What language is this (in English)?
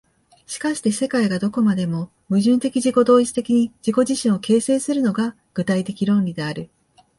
Japanese